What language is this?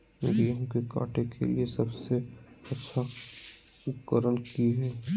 Magahi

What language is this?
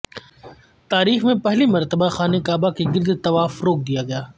Urdu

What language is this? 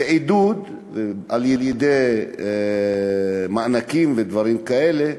Hebrew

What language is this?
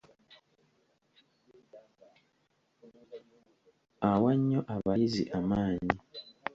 Ganda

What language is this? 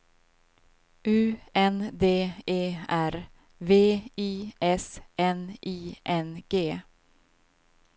Swedish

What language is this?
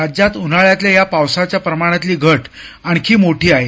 Marathi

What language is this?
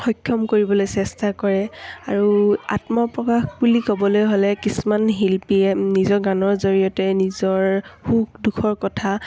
Assamese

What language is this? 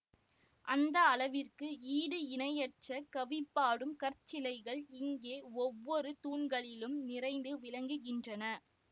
Tamil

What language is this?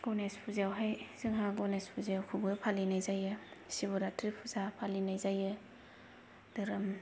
Bodo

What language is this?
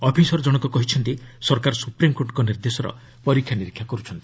Odia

